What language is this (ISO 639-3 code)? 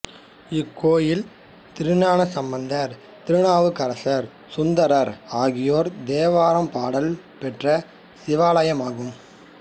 tam